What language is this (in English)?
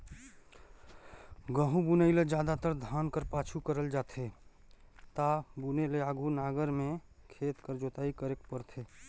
Chhattisgarhi